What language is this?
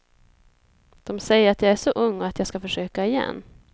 Swedish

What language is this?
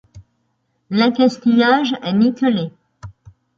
French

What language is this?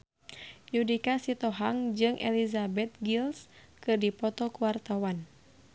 Sundanese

